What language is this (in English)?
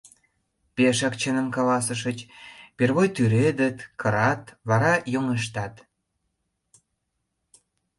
Mari